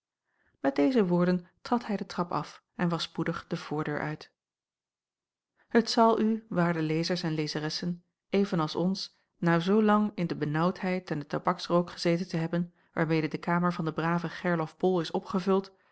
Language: Dutch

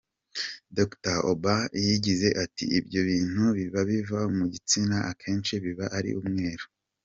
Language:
Kinyarwanda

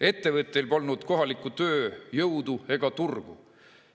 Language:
Estonian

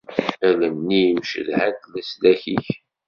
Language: Kabyle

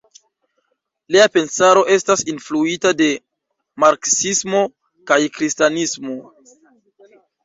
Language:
Esperanto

